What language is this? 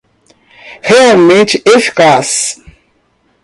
Portuguese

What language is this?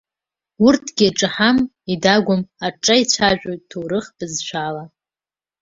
Abkhazian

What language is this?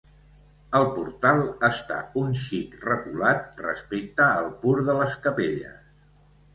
Catalan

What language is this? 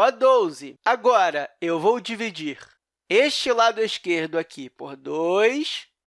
Portuguese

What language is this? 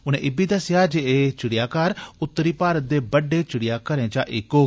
Dogri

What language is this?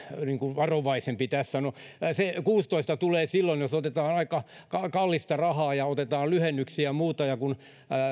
Finnish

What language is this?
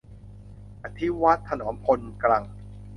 Thai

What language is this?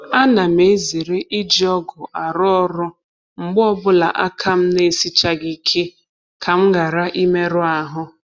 Igbo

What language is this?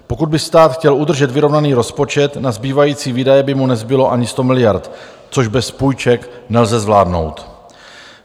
Czech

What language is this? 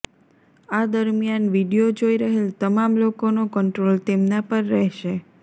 Gujarati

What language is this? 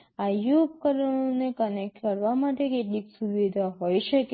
Gujarati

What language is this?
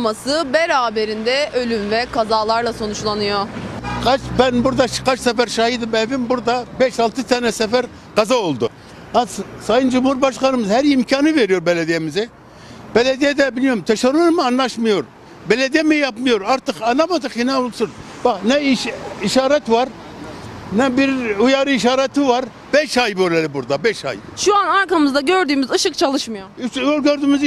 Turkish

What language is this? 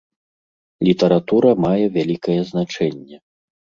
Belarusian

